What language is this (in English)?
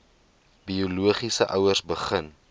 Afrikaans